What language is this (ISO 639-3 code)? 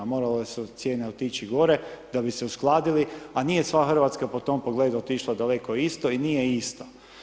hrv